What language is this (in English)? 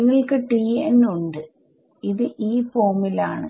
Malayalam